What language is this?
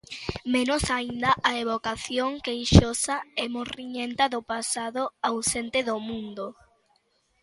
Galician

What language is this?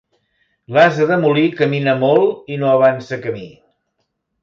Catalan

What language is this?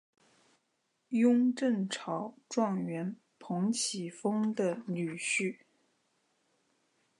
Chinese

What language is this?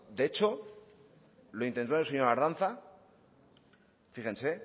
Spanish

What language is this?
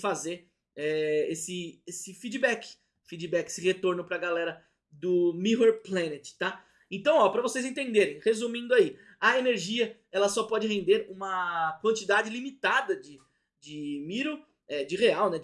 Portuguese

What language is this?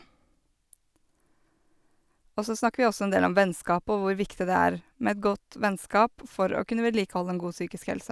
Norwegian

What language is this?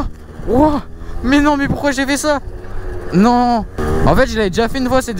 French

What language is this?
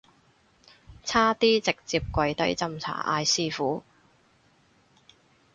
Cantonese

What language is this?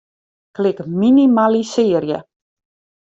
Western Frisian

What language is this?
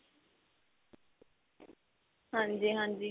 Punjabi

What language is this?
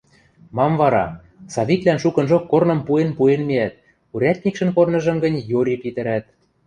Western Mari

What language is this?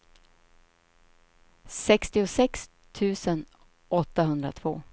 Swedish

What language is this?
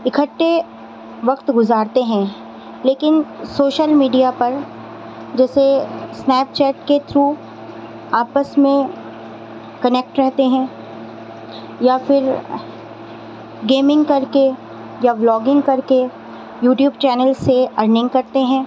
Urdu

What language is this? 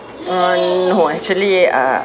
English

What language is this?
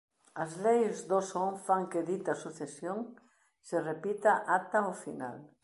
Galician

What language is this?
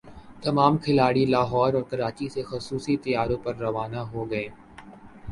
Urdu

